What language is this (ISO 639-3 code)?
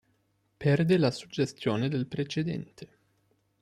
ita